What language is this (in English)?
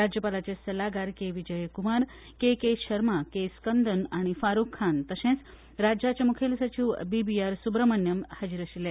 Konkani